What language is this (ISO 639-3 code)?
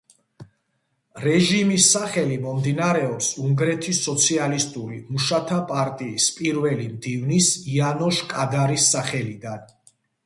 kat